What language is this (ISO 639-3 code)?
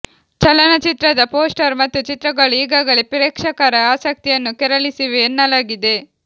kan